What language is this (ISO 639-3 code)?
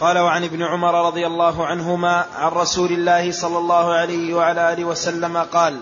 ara